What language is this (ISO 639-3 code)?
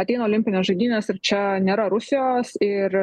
lit